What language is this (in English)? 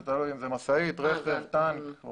Hebrew